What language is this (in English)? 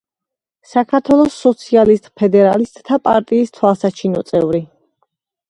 Georgian